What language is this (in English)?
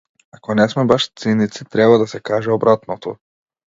Macedonian